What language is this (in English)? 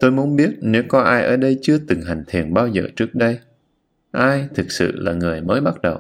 Vietnamese